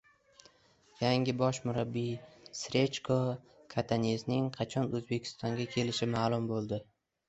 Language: Uzbek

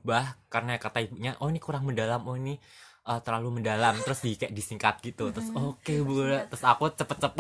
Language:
Indonesian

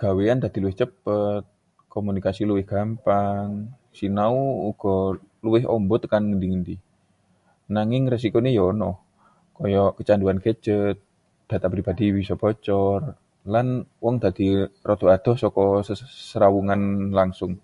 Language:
Javanese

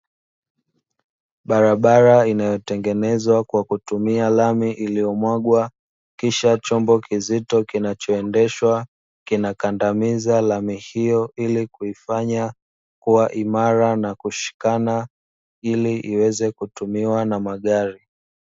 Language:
Swahili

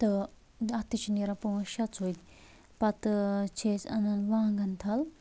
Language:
Kashmiri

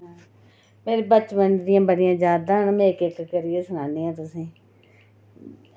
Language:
Dogri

